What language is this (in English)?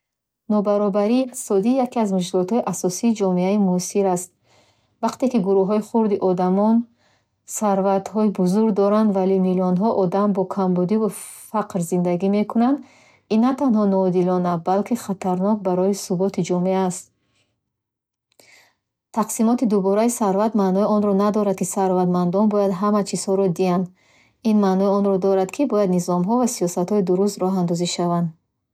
Bukharic